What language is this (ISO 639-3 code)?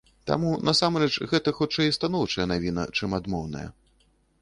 bel